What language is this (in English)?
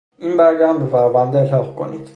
Persian